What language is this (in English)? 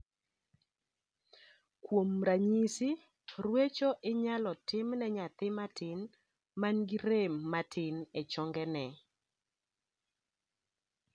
Luo (Kenya and Tanzania)